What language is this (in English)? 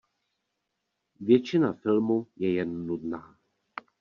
Czech